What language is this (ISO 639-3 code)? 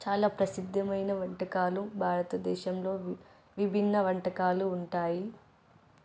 tel